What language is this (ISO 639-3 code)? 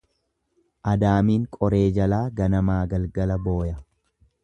orm